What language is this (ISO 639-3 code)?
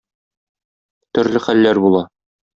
tat